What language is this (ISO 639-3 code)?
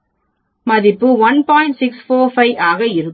tam